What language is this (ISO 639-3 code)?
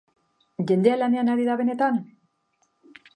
eus